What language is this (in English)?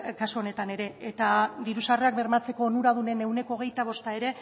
Basque